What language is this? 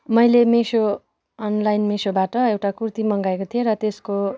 Nepali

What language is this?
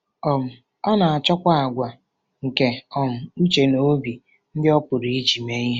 Igbo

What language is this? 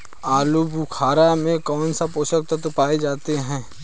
Hindi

